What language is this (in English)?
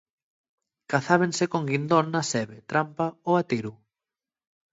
Asturian